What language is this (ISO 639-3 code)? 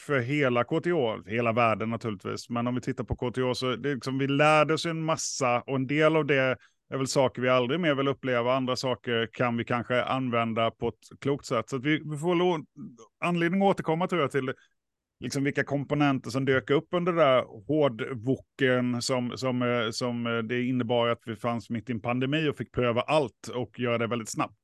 swe